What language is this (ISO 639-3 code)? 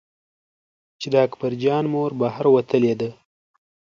pus